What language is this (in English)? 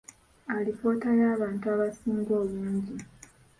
Ganda